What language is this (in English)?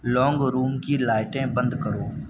Urdu